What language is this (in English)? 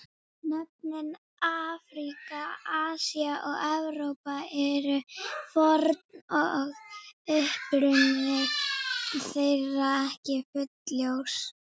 Icelandic